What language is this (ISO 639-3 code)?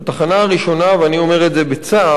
heb